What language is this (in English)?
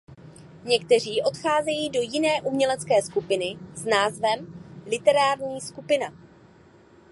Czech